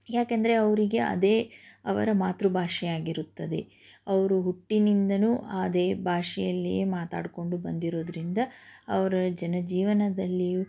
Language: Kannada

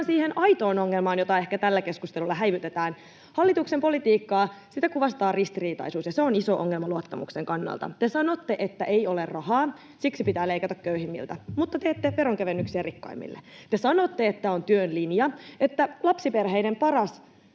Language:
Finnish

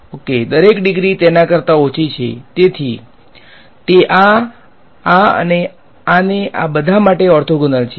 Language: Gujarati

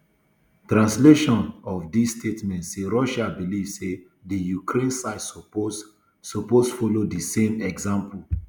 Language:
Nigerian Pidgin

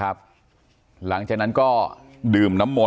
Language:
Thai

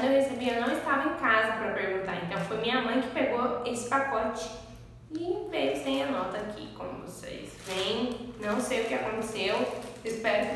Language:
Portuguese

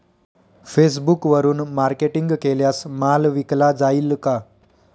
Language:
Marathi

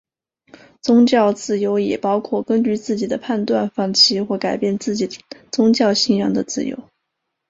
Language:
Chinese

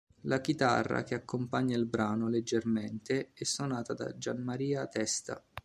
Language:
Italian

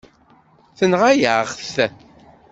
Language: Kabyle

